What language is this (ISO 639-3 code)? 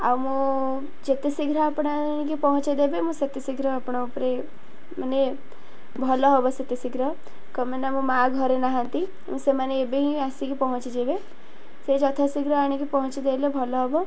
ori